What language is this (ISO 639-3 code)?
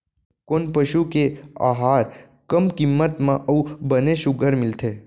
hne